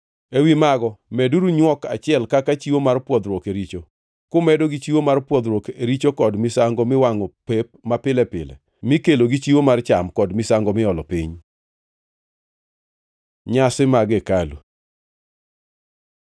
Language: Luo (Kenya and Tanzania)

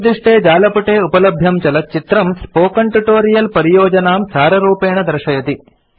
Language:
Sanskrit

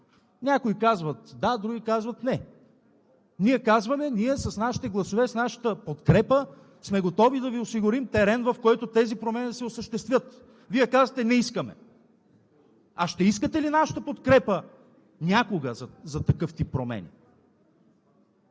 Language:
Bulgarian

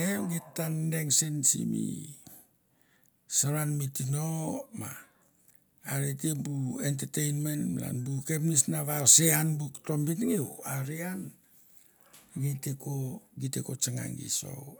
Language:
Mandara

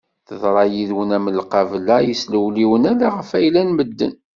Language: Kabyle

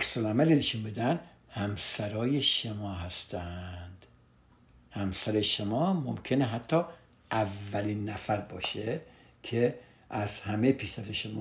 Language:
Persian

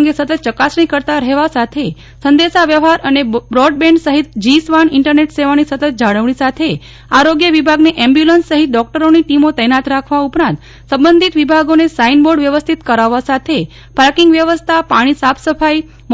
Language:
Gujarati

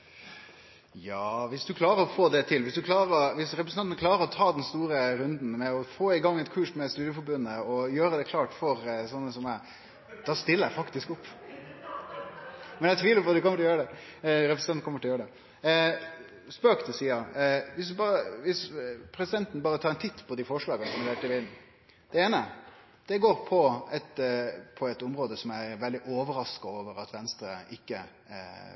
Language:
Norwegian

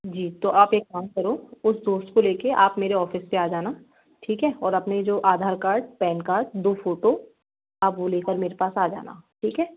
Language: Hindi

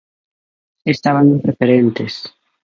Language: Galician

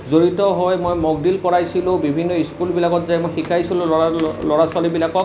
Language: Assamese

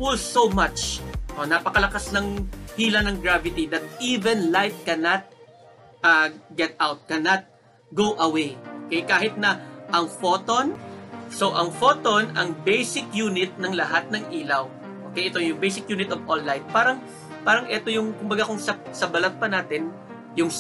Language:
Filipino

